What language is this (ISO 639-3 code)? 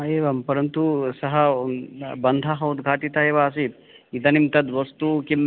san